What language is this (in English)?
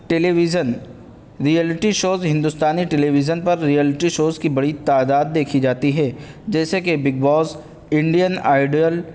Urdu